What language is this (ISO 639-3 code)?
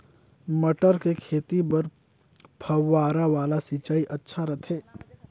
hne